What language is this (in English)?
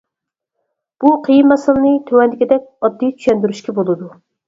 Uyghur